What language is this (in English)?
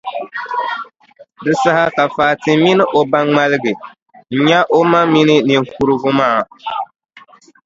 Dagbani